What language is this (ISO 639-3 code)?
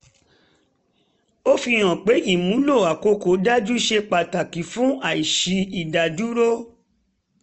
yor